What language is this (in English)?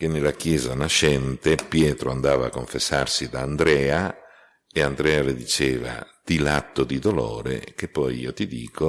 Italian